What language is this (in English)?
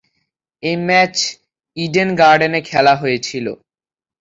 Bangla